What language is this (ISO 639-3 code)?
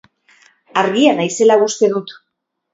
eus